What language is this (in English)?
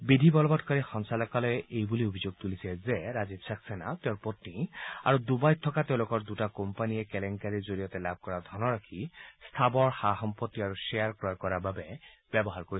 Assamese